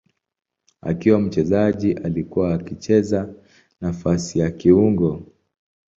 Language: Swahili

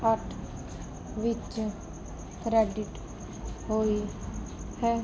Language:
Punjabi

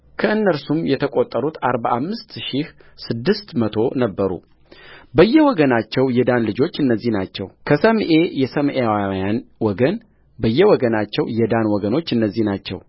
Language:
Amharic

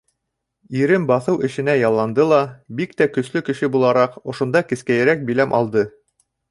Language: Bashkir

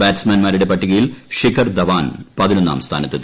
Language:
Malayalam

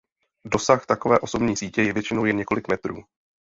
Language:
Czech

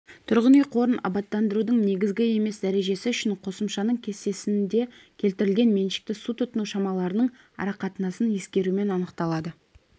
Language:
Kazakh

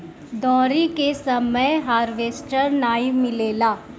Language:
Bhojpuri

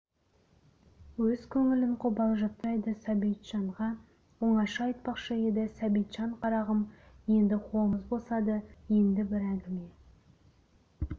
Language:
Kazakh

